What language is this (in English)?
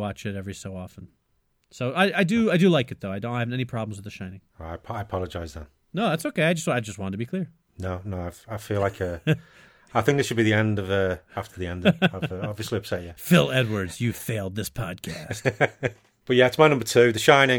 English